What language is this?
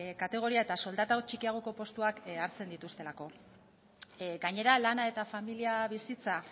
Basque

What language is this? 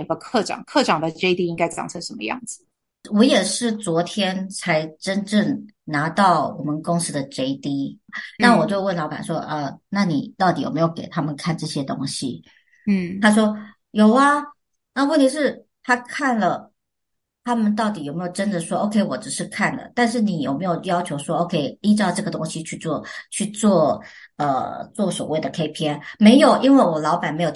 Chinese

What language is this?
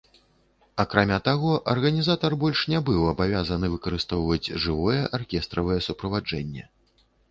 Belarusian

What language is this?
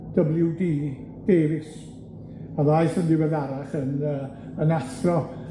Welsh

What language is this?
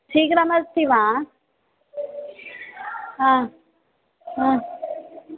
Sanskrit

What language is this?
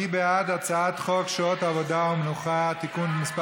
Hebrew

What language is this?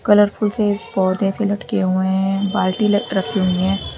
Hindi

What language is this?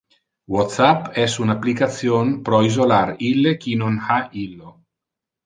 Interlingua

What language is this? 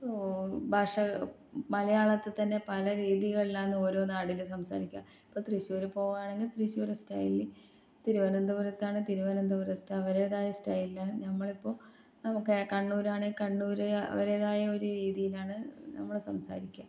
Malayalam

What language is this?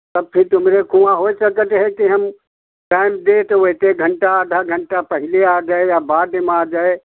Hindi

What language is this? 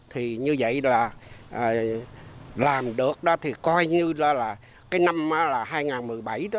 Vietnamese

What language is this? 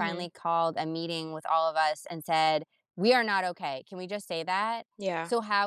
English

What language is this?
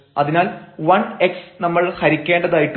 Malayalam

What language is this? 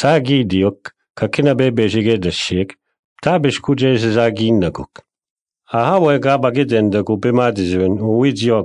Arabic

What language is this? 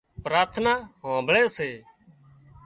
Wadiyara Koli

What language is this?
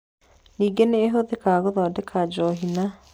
Kikuyu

